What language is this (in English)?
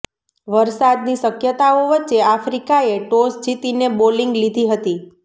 Gujarati